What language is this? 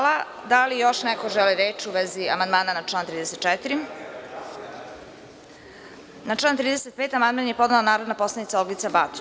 Serbian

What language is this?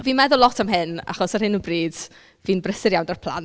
Welsh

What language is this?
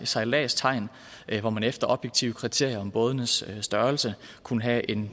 Danish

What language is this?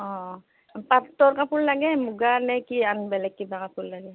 Assamese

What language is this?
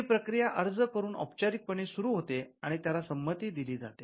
Marathi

